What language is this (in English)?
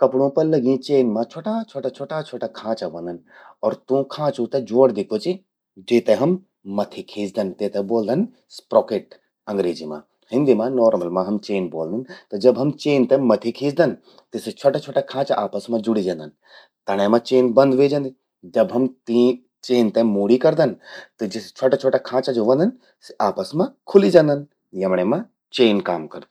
Garhwali